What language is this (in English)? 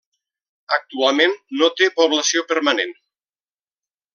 Catalan